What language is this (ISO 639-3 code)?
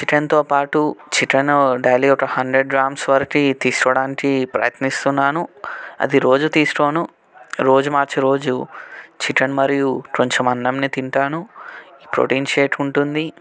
tel